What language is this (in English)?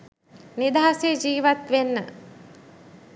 Sinhala